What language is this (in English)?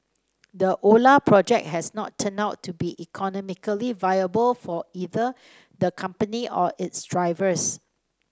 English